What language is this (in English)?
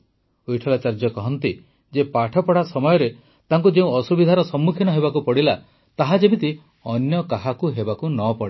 Odia